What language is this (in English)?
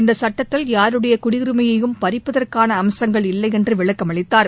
Tamil